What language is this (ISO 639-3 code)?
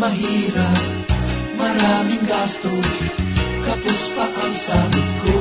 fil